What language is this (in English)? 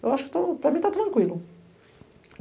Portuguese